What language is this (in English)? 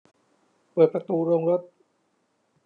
Thai